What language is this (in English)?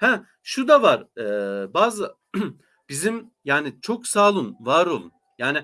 Turkish